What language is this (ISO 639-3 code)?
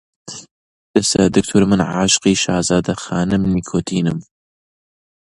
ckb